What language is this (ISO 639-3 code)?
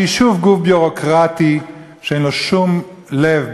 heb